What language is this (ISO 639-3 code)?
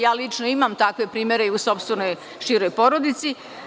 srp